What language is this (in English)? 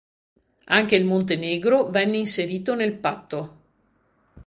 Italian